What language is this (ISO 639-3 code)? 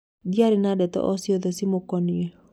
kik